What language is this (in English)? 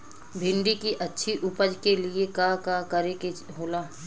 Bhojpuri